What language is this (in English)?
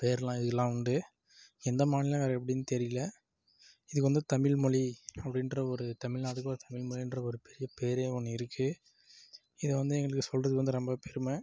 Tamil